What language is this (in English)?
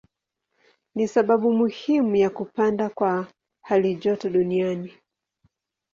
Swahili